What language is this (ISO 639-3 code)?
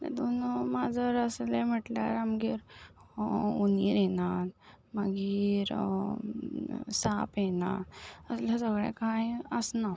kok